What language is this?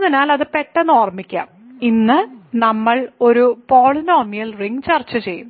Malayalam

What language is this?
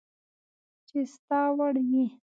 Pashto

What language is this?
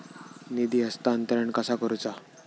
Marathi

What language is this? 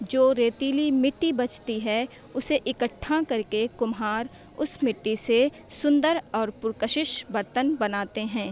Urdu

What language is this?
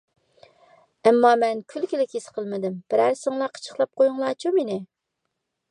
Uyghur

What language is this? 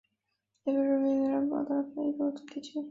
Chinese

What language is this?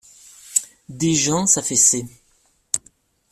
French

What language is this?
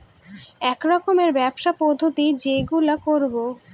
Bangla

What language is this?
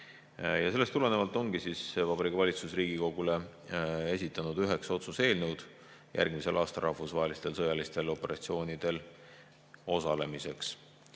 Estonian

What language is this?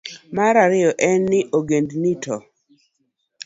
Luo (Kenya and Tanzania)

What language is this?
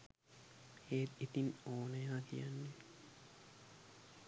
Sinhala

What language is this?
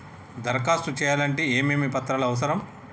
Telugu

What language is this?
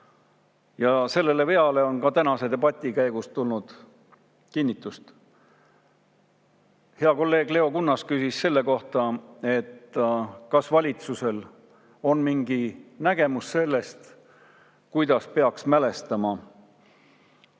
Estonian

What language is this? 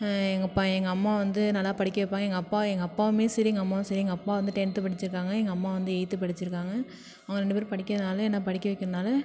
Tamil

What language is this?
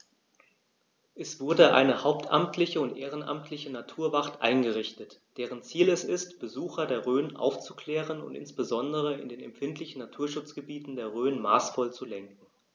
German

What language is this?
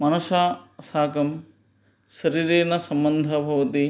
Sanskrit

